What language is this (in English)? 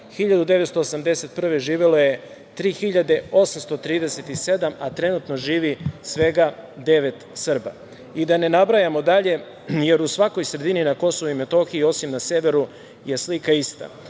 Serbian